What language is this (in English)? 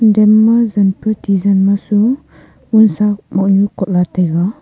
Wancho Naga